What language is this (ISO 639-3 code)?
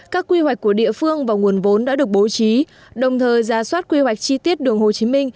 vie